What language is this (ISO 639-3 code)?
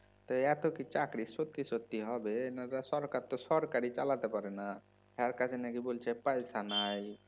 ben